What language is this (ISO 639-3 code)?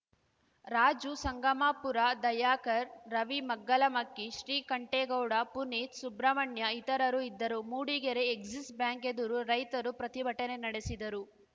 kan